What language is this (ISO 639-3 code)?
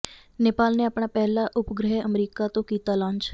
pan